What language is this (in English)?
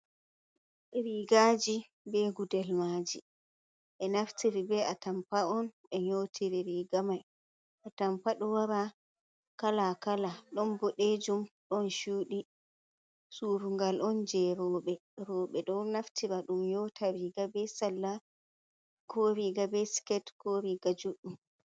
Fula